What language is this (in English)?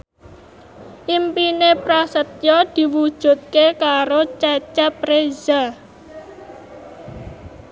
Javanese